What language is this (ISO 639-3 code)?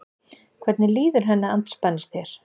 isl